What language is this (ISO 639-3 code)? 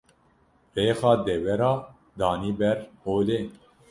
kur